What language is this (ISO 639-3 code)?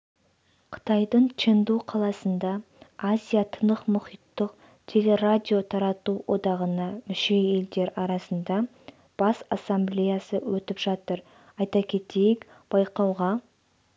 kaz